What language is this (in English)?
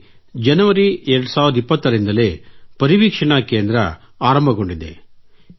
Kannada